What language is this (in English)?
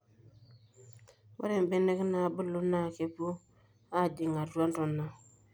Masai